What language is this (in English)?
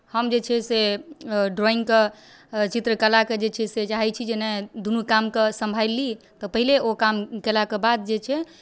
Maithili